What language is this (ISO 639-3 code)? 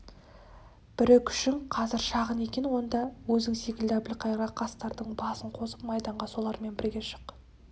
kaz